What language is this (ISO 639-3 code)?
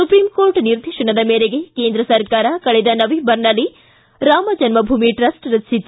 kan